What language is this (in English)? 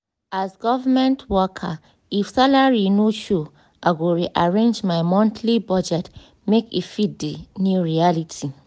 Nigerian Pidgin